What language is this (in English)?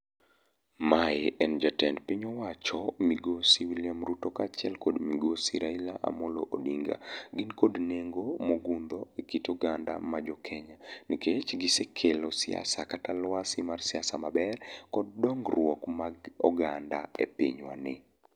Luo (Kenya and Tanzania)